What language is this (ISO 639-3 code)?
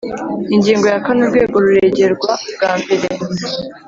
kin